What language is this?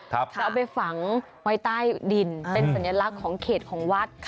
Thai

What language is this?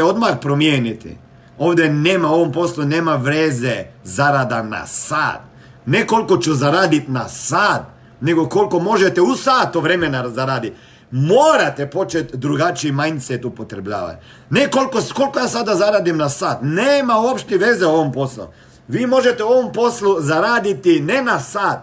Croatian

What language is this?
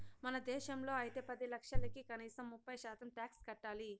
Telugu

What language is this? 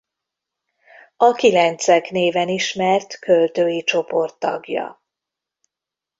Hungarian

